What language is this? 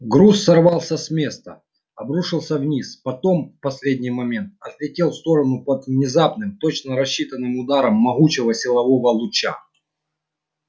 Russian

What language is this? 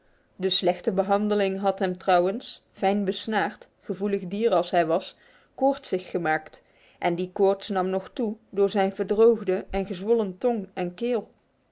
Dutch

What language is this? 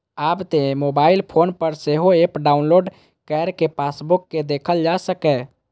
Maithili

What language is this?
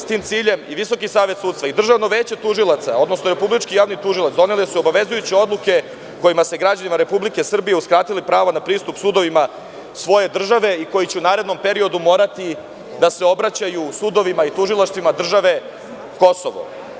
Serbian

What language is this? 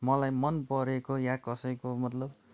Nepali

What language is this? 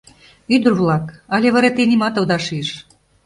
Mari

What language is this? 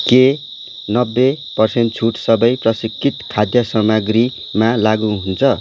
Nepali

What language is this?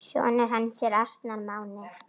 Icelandic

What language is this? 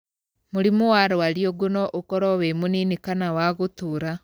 Kikuyu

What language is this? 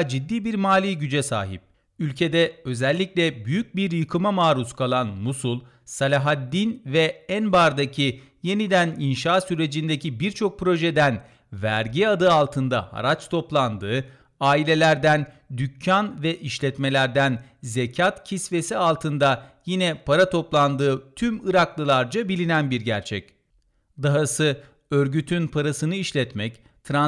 Turkish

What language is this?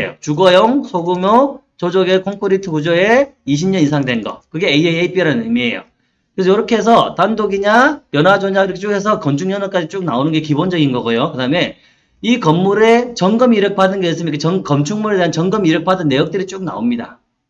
Korean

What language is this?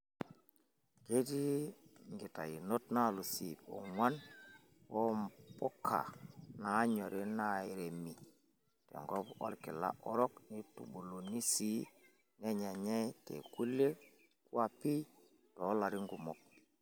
Masai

